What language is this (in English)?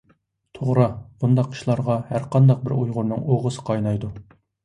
Uyghur